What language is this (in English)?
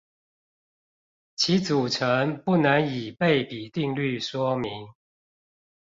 Chinese